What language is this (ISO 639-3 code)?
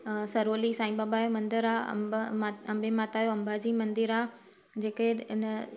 snd